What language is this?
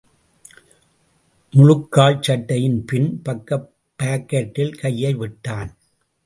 Tamil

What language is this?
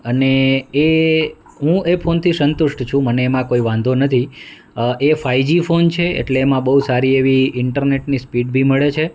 Gujarati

